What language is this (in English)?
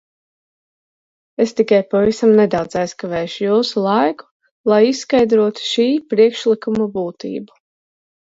Latvian